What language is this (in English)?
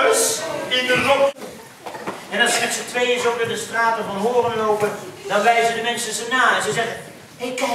Dutch